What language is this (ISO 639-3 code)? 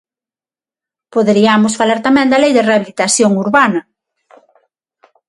glg